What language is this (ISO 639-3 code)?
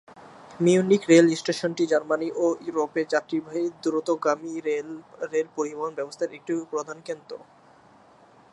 ben